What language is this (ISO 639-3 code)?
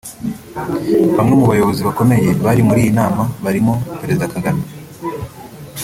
kin